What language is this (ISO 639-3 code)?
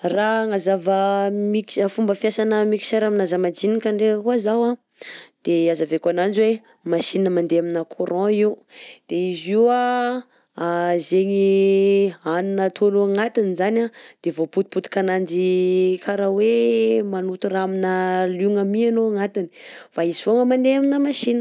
bzc